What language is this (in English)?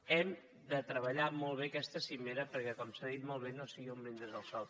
Catalan